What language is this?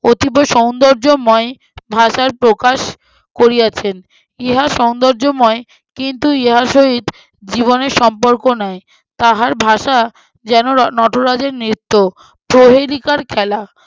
Bangla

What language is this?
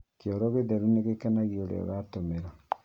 Kikuyu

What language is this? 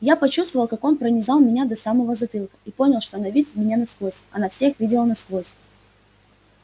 Russian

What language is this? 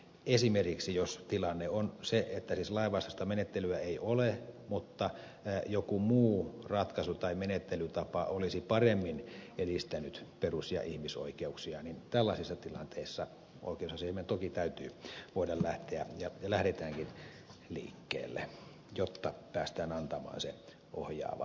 Finnish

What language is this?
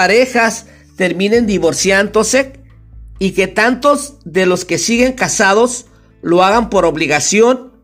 Spanish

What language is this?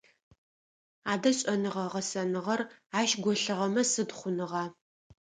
Adyghe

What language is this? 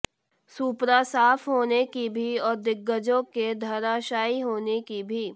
Hindi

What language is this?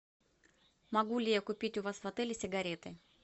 Russian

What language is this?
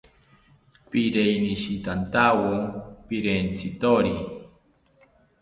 South Ucayali Ashéninka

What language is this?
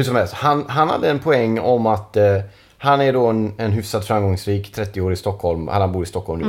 Swedish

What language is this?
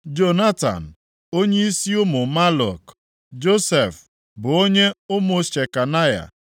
Igbo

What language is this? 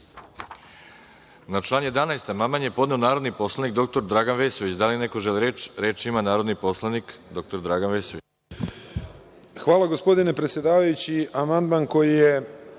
Serbian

